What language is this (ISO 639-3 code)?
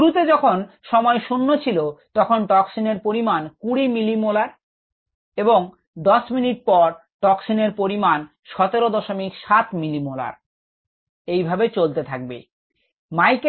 ben